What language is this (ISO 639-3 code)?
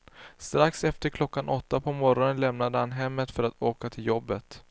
swe